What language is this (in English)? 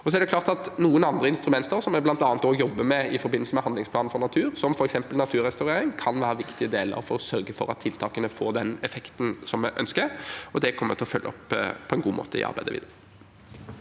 Norwegian